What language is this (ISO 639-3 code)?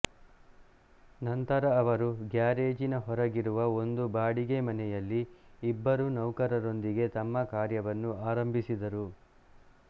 kan